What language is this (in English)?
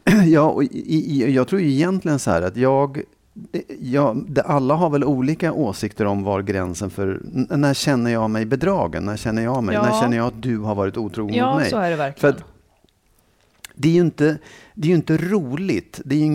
Swedish